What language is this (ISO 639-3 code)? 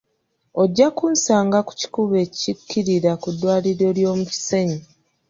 lug